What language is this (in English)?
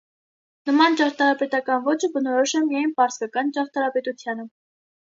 Armenian